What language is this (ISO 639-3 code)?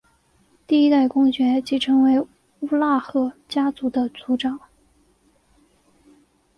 zho